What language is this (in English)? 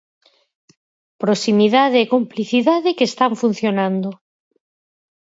Galician